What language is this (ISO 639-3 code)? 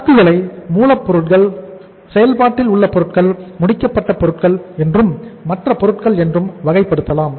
tam